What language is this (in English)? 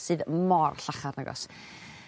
Welsh